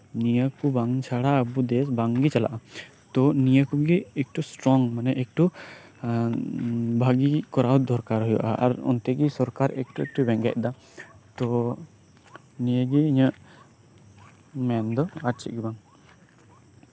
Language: Santali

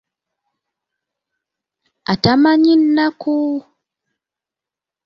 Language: Ganda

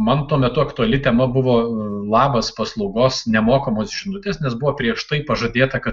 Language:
Lithuanian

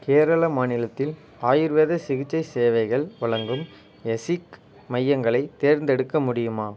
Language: Tamil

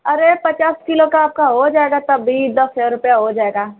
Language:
Hindi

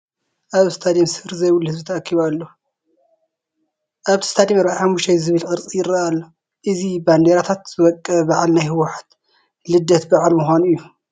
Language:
Tigrinya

